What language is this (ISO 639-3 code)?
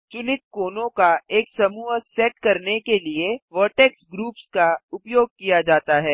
hin